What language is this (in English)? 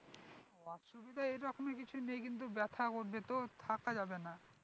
Bangla